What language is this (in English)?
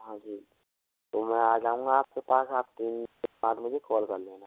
Hindi